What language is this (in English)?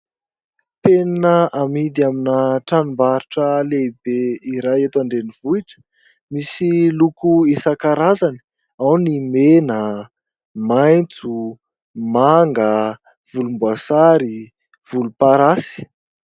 Malagasy